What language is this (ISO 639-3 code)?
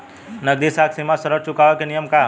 bho